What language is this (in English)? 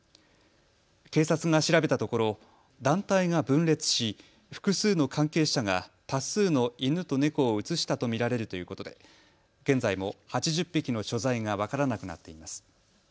Japanese